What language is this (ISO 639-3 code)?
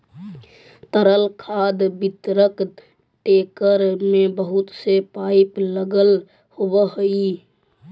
mag